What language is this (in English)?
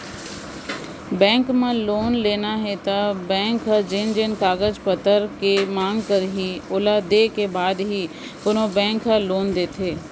Chhattisgarhi